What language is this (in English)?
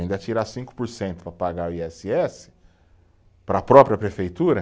Portuguese